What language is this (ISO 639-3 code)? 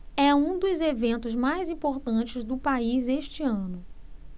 por